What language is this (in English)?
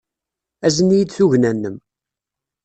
Kabyle